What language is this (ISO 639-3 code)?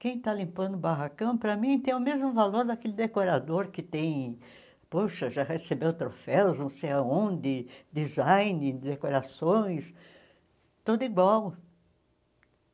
por